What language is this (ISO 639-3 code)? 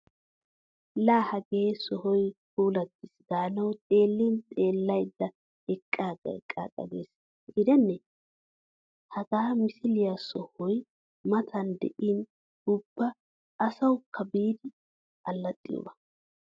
wal